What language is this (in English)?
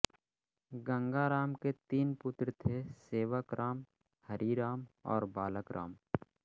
Hindi